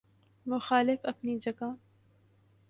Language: Urdu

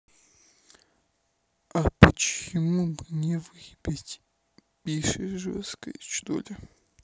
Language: Russian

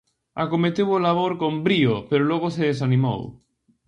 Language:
Galician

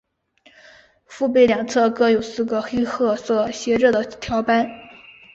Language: Chinese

